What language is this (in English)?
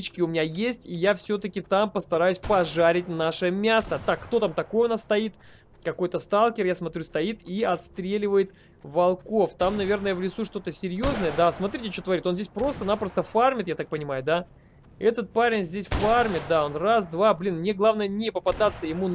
Russian